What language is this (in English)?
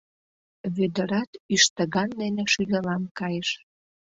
Mari